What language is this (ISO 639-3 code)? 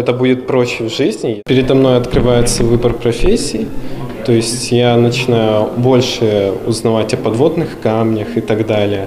rus